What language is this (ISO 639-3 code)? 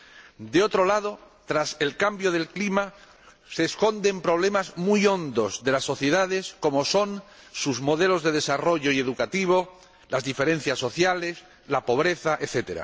spa